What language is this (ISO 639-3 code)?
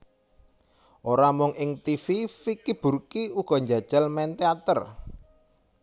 jav